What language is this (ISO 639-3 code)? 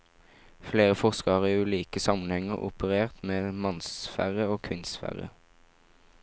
nor